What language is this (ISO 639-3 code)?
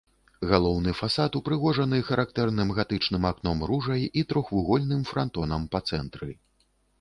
bel